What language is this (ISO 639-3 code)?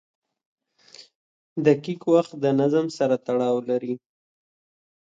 pus